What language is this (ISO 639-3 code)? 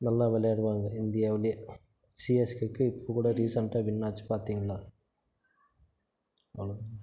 tam